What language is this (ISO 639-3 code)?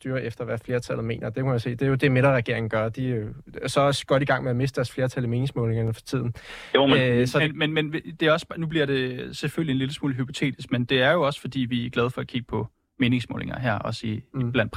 dan